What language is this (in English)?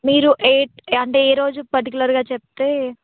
Telugu